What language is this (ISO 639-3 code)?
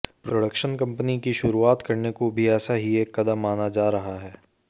hin